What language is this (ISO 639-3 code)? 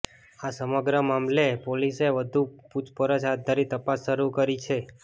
guj